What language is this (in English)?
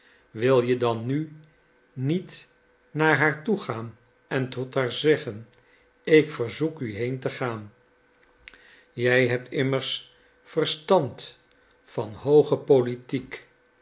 Dutch